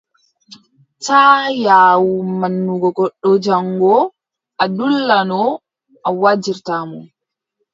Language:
Adamawa Fulfulde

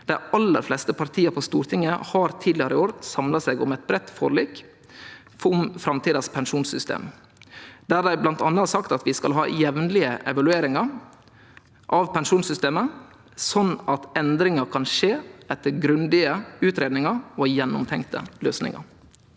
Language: Norwegian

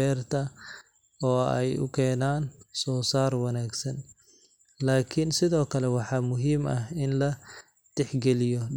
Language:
Somali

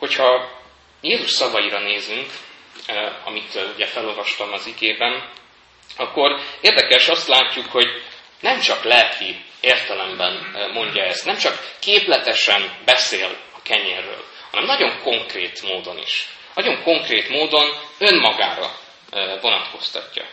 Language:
Hungarian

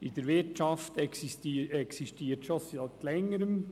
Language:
Swiss German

